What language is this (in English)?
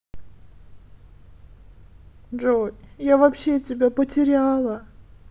Russian